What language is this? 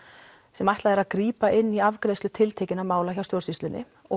Icelandic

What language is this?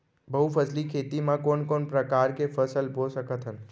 Chhattisgarhi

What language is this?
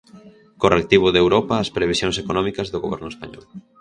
Galician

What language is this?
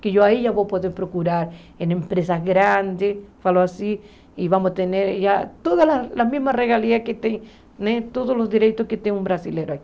Portuguese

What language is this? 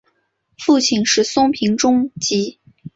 Chinese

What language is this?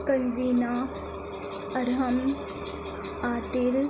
Urdu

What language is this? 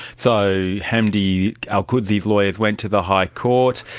English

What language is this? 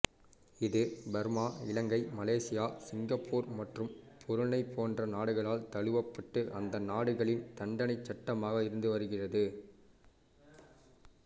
Tamil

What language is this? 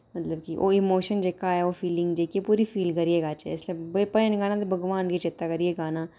Dogri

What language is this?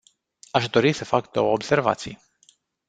Romanian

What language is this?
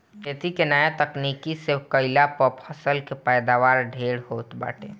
Bhojpuri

